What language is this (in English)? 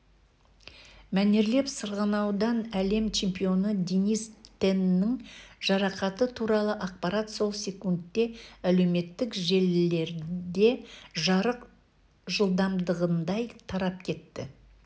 Kazakh